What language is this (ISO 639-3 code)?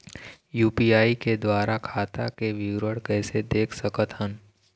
hne